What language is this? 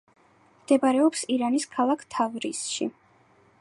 Georgian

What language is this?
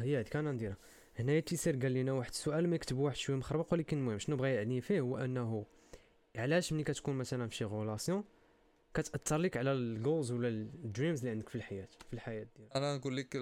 Arabic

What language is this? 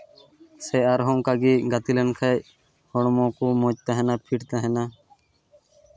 Santali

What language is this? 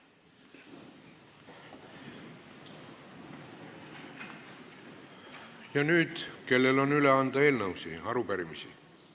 Estonian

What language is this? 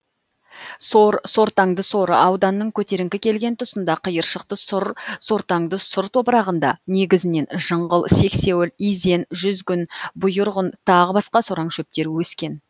Kazakh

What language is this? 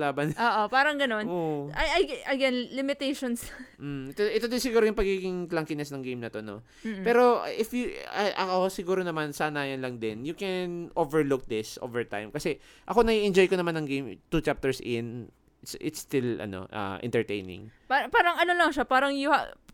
Filipino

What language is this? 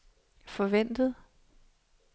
Danish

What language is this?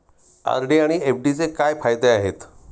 Marathi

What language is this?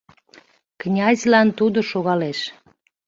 Mari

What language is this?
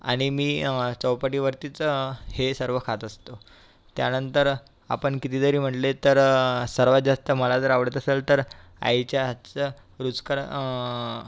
Marathi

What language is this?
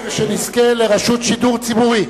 Hebrew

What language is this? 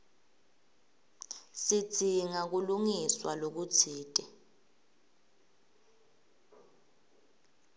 Swati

